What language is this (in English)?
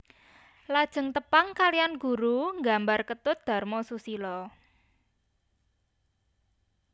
Javanese